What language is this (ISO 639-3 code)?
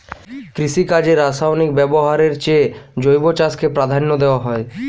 ben